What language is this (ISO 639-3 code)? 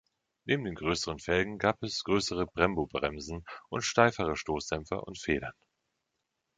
deu